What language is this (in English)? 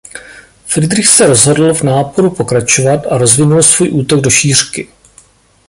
Czech